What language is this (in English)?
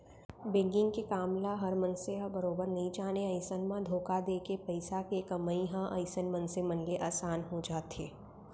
Chhattisgarhi